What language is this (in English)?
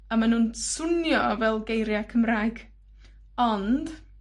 Welsh